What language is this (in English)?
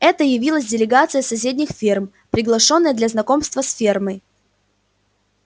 Russian